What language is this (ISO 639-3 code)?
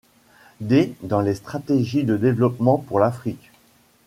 fra